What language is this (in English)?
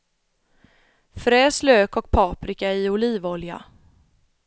Swedish